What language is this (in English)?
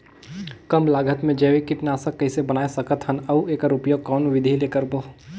Chhattisgarhi